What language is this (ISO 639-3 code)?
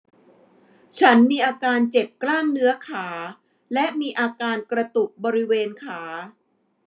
tha